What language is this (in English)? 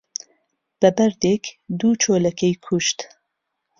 Central Kurdish